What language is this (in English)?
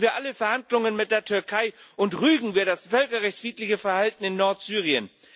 German